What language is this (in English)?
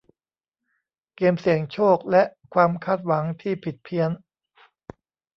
Thai